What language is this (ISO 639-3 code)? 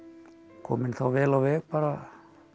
isl